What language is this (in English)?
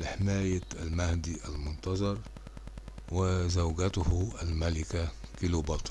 Arabic